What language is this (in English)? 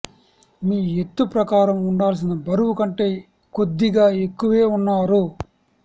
Telugu